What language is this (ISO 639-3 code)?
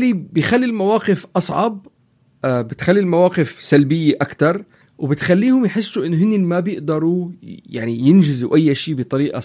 ara